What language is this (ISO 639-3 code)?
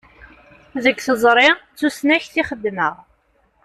kab